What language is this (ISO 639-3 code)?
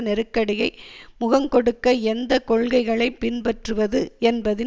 tam